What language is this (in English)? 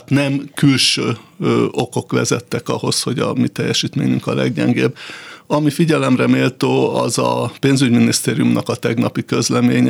Hungarian